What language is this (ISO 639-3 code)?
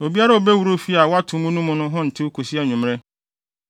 aka